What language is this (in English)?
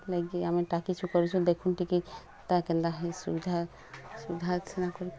Odia